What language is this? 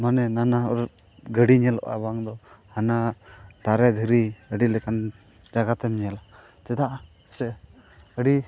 Santali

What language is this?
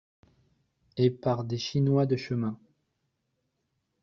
French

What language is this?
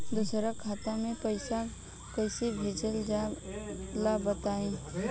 Bhojpuri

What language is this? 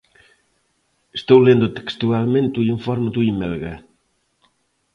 Galician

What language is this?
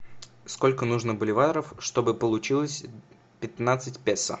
Russian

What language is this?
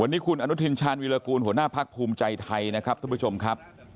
Thai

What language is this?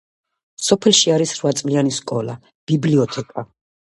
Georgian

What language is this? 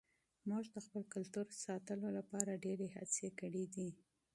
Pashto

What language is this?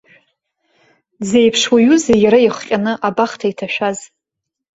Abkhazian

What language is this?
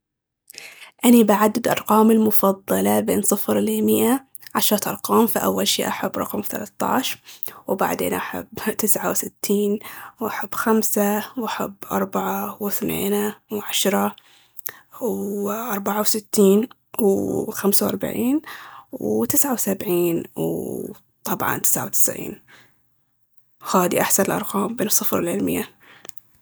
Baharna Arabic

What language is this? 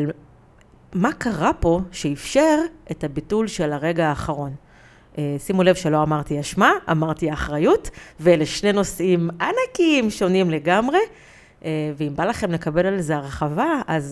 Hebrew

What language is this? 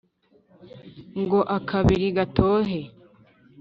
Kinyarwanda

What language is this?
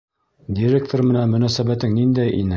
Bashkir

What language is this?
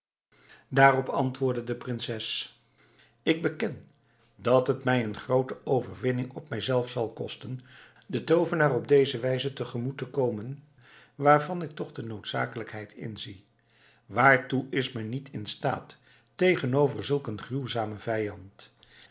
Dutch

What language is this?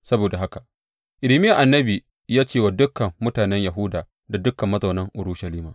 Hausa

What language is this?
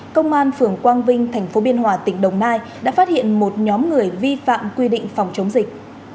Vietnamese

